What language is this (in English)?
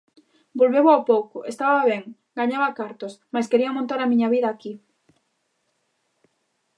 Galician